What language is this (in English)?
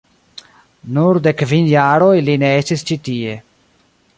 Esperanto